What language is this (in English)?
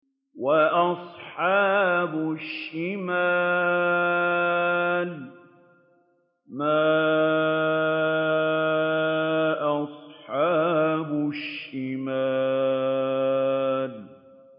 Arabic